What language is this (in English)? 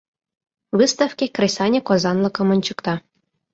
Mari